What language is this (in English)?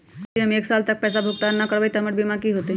Magahi